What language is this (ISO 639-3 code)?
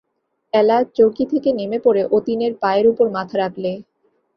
ben